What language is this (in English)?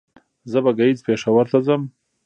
Pashto